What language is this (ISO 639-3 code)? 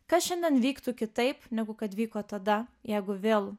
lit